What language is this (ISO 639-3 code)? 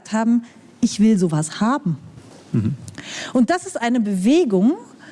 deu